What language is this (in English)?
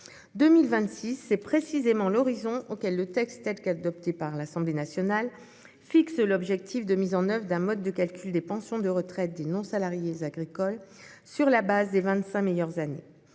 French